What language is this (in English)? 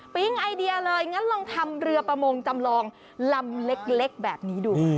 Thai